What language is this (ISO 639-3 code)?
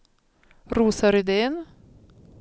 swe